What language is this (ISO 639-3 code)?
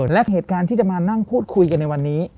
tha